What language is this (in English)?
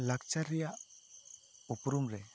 Santali